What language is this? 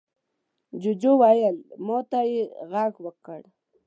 Pashto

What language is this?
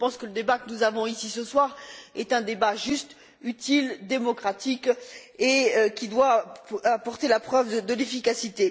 French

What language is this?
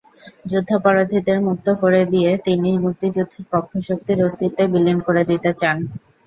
Bangla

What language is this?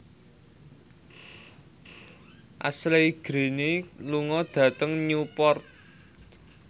Javanese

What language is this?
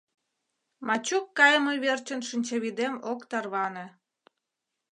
Mari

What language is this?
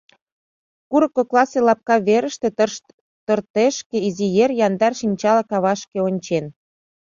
Mari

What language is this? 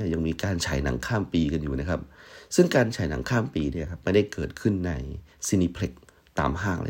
Thai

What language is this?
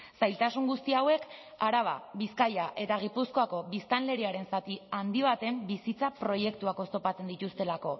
Basque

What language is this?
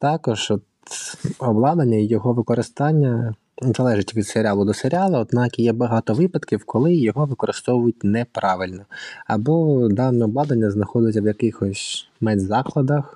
Ukrainian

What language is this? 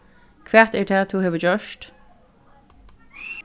Faroese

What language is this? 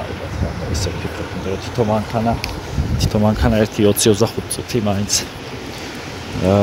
Romanian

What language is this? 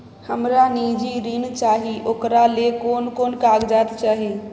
Maithili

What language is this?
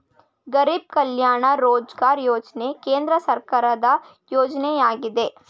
Kannada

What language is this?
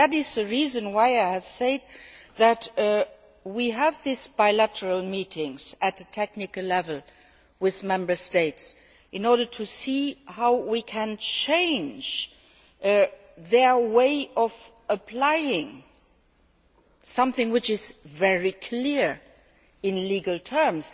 English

